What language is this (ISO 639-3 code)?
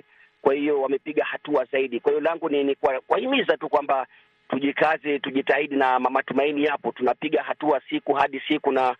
swa